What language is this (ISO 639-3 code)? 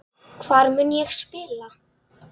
isl